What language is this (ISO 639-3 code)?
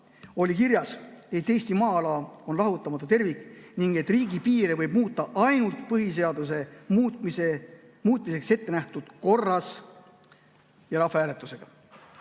est